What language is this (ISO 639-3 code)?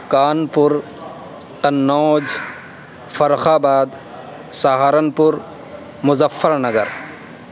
urd